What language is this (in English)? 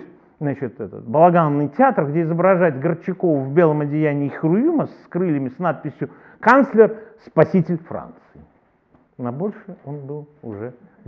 Russian